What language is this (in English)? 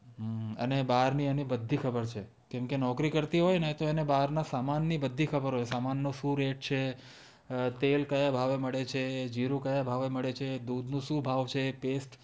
Gujarati